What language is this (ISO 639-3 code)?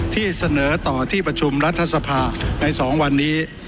tha